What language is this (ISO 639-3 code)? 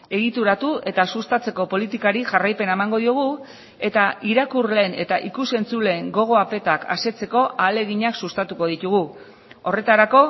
eus